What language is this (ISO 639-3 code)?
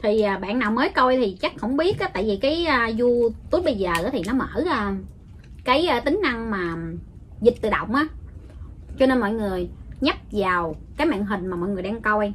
vie